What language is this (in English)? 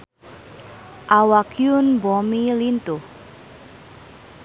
Sundanese